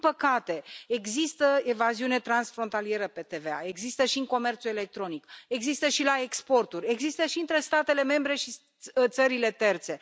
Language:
Romanian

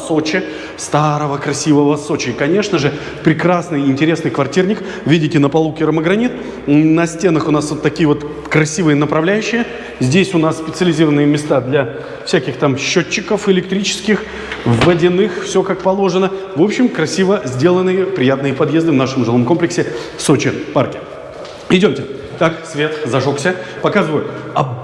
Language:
Russian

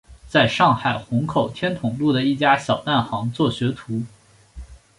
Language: Chinese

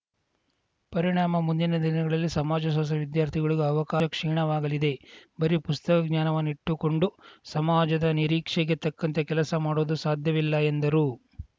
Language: Kannada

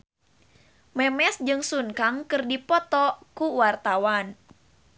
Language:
Sundanese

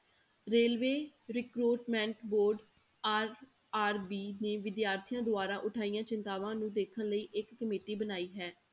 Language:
Punjabi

